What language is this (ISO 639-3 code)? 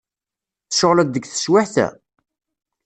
kab